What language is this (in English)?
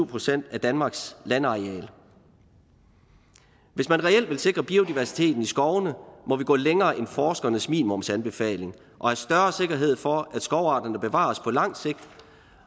Danish